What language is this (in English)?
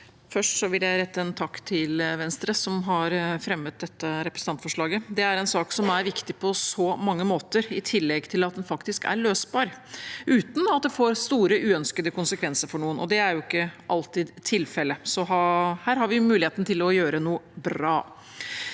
Norwegian